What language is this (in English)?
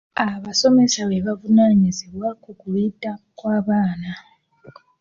Ganda